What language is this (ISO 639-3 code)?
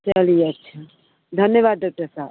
hin